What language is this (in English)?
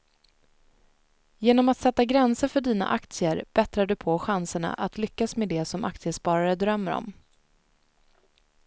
Swedish